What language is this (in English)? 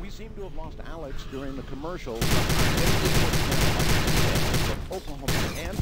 German